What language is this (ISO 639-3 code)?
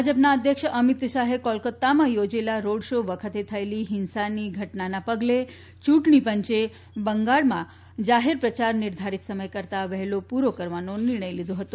guj